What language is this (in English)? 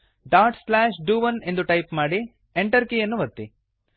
Kannada